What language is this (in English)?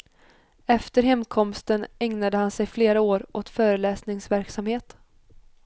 Swedish